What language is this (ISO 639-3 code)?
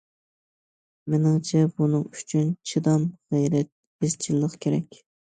uig